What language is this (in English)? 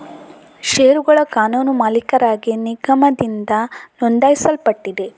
Kannada